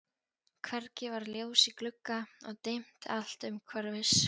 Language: Icelandic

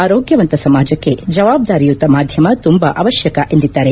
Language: Kannada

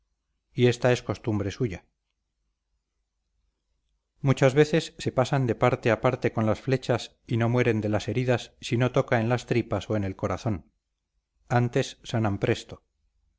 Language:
Spanish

